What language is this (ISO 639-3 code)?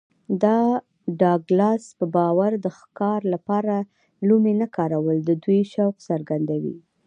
pus